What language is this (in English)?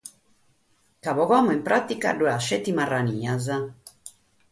Sardinian